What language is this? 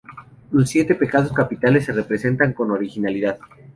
Spanish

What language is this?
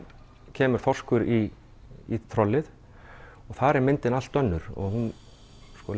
Icelandic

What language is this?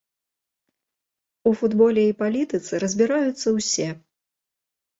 Belarusian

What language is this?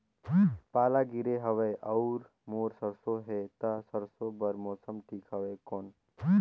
Chhattisgarhi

